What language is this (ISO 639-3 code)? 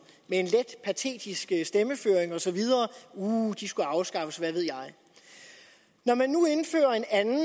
dan